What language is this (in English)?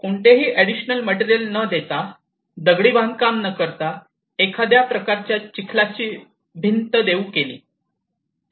Marathi